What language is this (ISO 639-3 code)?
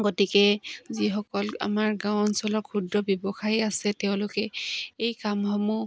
asm